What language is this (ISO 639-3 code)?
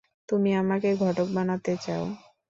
ben